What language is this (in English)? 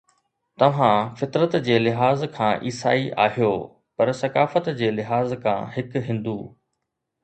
Sindhi